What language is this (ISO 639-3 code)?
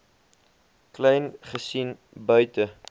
afr